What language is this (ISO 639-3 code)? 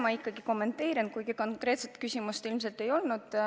est